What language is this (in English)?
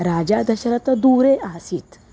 Sanskrit